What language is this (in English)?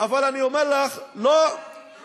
Hebrew